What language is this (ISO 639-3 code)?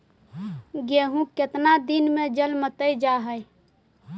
mag